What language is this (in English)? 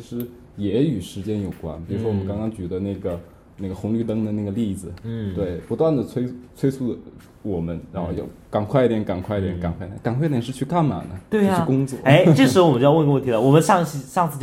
Chinese